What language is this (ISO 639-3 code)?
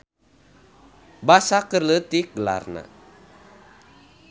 sun